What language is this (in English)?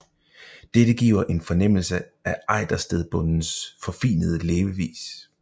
Danish